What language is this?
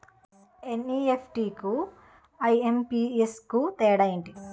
Telugu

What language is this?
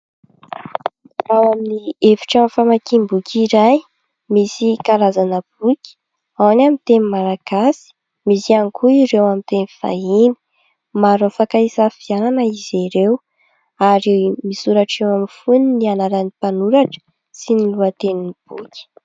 Malagasy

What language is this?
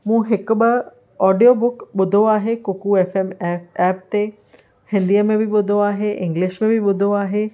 Sindhi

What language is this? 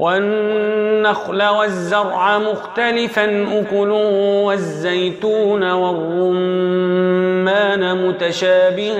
Arabic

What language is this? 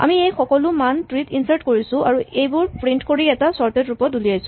Assamese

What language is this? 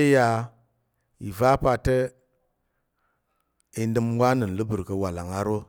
Tarok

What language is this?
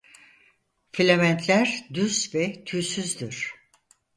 Turkish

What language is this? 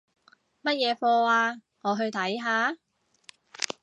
Cantonese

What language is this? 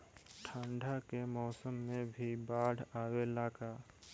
Bhojpuri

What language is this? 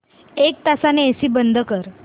Marathi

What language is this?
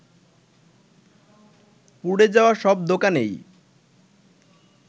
Bangla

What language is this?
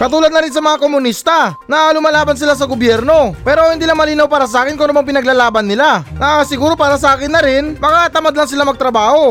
Filipino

